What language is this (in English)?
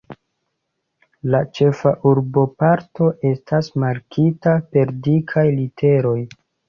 Esperanto